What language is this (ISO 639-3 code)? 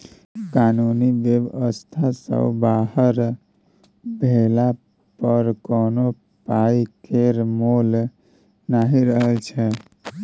mai